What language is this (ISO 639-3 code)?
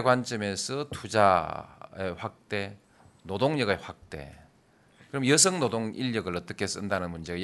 kor